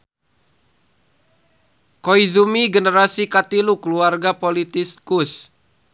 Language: Sundanese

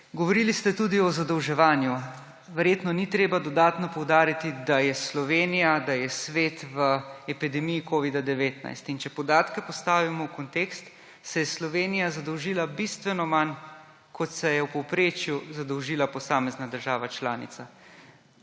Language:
Slovenian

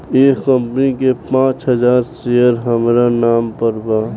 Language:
Bhojpuri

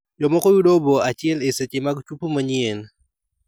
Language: Luo (Kenya and Tanzania)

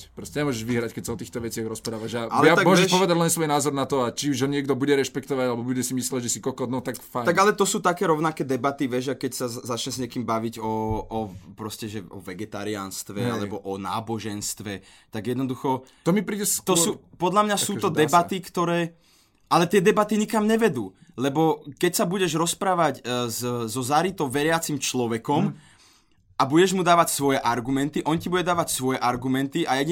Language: Slovak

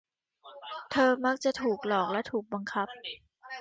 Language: Thai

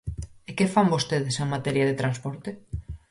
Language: Galician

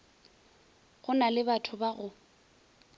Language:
Northern Sotho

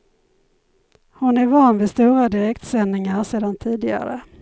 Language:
Swedish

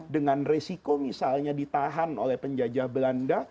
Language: Indonesian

